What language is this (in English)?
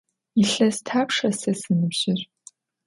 Adyghe